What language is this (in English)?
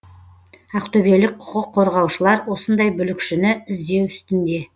Kazakh